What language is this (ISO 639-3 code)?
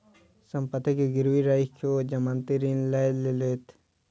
mai